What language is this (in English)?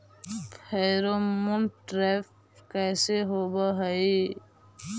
Magahi